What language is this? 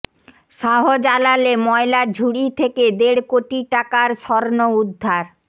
Bangla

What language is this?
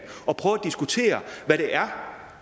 Danish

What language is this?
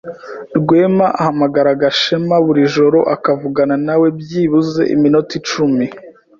Kinyarwanda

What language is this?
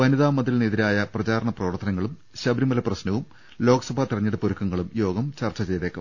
Malayalam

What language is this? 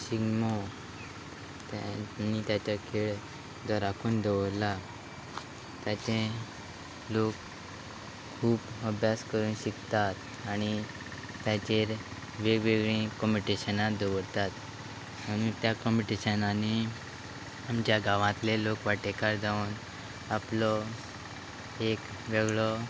Konkani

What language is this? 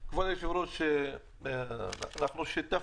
Hebrew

